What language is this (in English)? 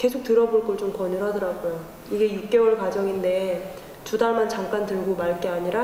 Korean